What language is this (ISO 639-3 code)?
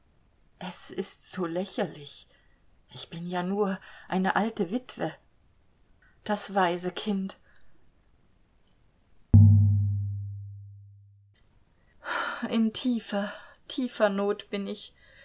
deu